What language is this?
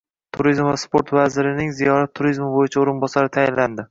Uzbek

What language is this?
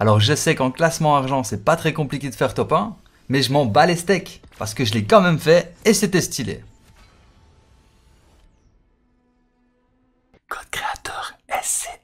French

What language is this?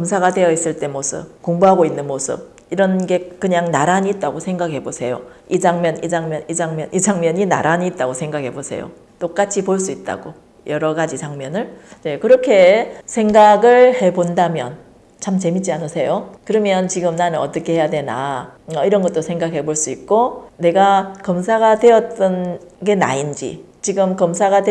Korean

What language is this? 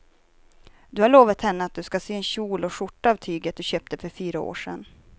Swedish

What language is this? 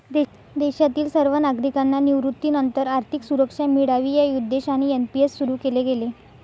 Marathi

